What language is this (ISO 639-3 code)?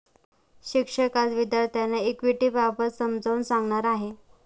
mar